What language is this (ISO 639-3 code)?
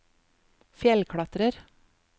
nor